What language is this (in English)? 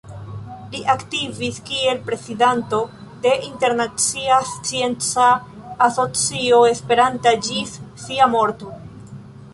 Esperanto